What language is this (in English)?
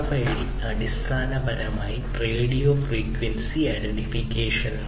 Malayalam